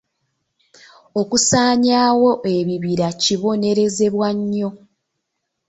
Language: Ganda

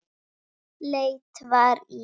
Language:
Icelandic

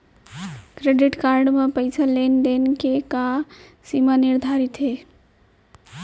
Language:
Chhattisgarhi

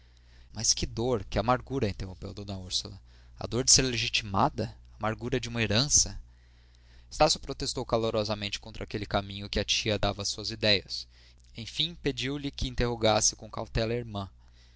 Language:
Portuguese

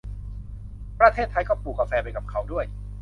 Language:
Thai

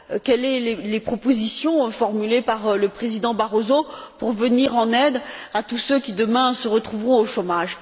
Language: French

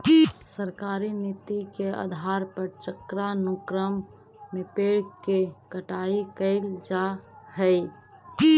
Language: Magahi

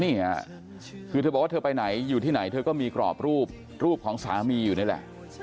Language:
Thai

